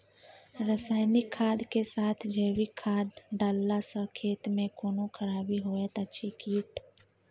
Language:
Maithili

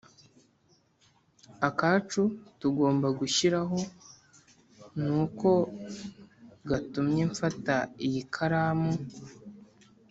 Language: Kinyarwanda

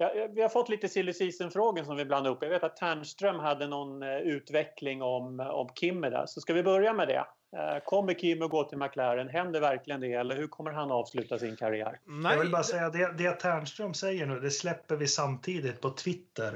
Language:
Swedish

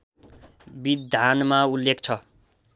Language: Nepali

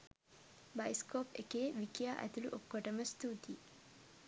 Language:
Sinhala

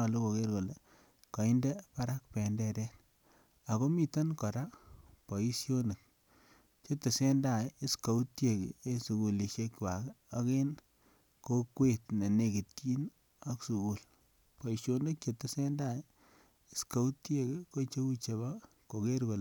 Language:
Kalenjin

